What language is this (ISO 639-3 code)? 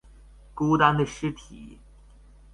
zho